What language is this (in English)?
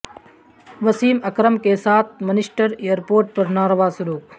Urdu